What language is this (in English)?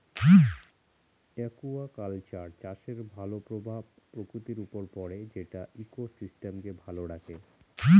Bangla